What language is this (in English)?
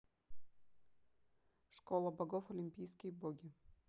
Russian